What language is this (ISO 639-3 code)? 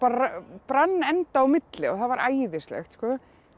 isl